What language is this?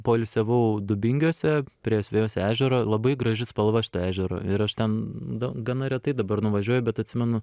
Lithuanian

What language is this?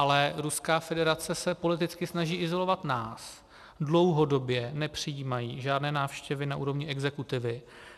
Czech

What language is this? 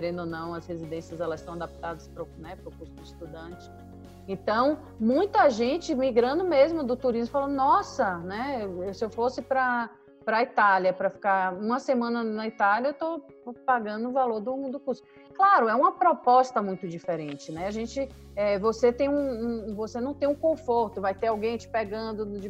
Portuguese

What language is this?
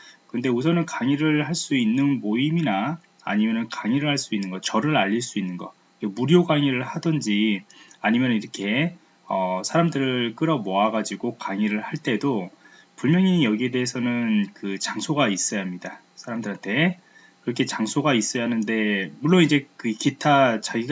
Korean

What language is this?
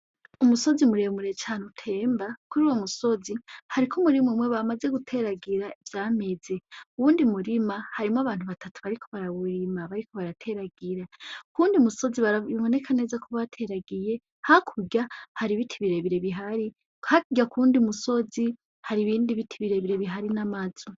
Rundi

